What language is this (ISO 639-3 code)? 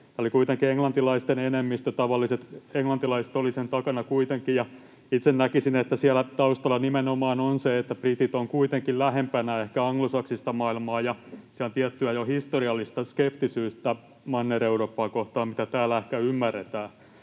fin